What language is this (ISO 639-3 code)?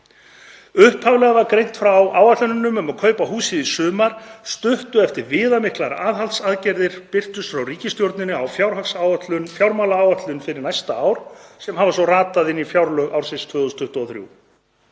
isl